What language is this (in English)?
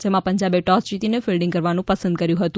Gujarati